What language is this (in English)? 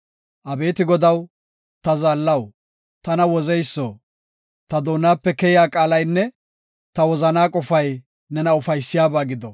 Gofa